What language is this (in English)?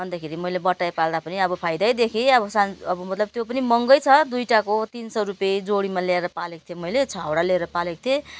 Nepali